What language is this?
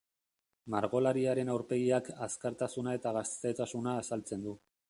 Basque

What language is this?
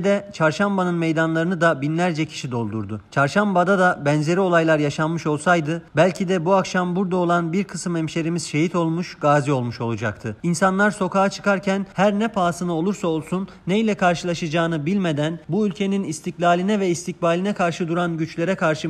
Turkish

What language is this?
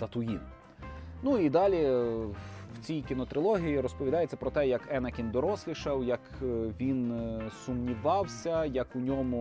Ukrainian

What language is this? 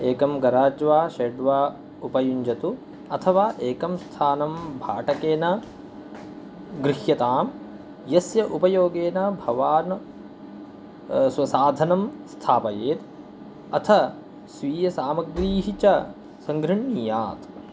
Sanskrit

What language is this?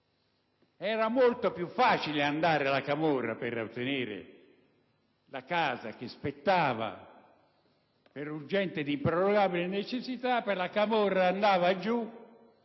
Italian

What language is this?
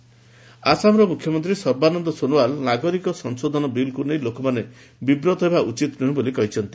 Odia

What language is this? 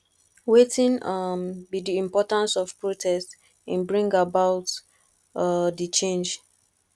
Nigerian Pidgin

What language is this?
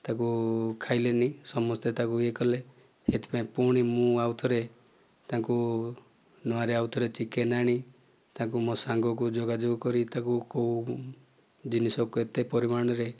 Odia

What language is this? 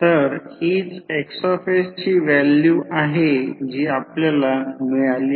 Marathi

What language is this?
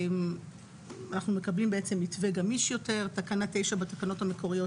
Hebrew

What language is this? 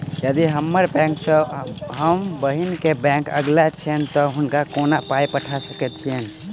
Maithili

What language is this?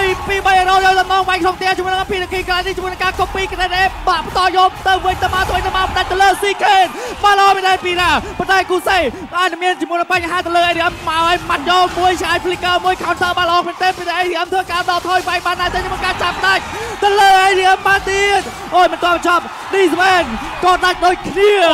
Thai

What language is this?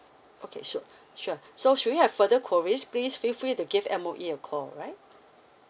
English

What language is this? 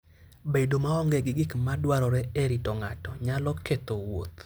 Luo (Kenya and Tanzania)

